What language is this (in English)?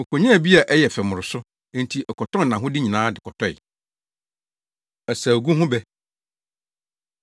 Akan